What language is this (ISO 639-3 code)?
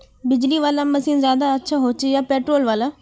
mag